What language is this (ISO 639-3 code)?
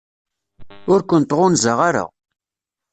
kab